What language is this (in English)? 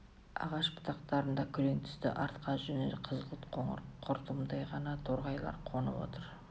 Kazakh